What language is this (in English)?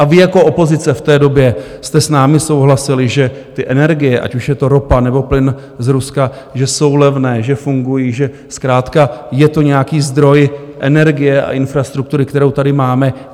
Czech